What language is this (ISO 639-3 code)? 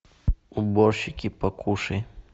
rus